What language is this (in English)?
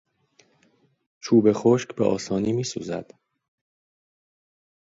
Persian